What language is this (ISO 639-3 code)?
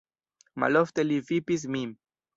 epo